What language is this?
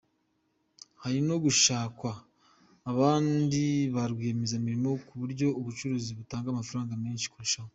Kinyarwanda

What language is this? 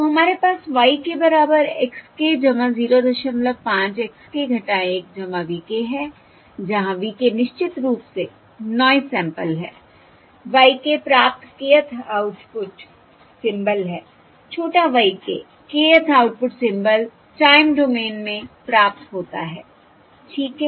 Hindi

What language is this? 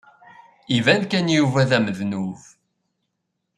Kabyle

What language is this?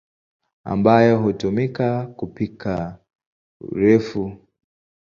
Swahili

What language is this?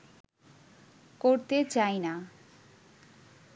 Bangla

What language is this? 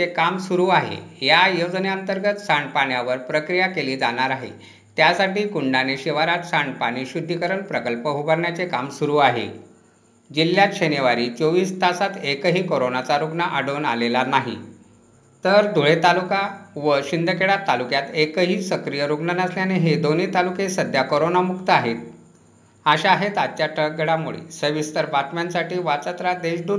Marathi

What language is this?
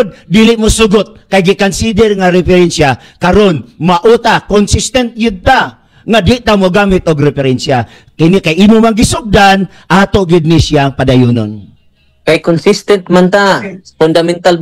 Filipino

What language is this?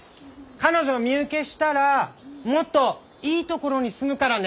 Japanese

